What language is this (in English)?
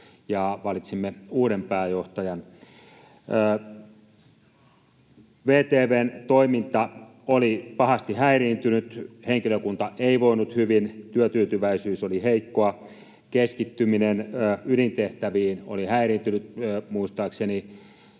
Finnish